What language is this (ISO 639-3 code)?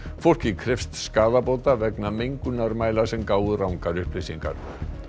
isl